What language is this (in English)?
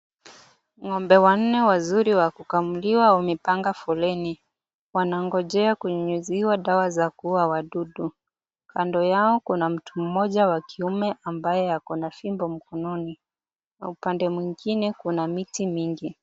Swahili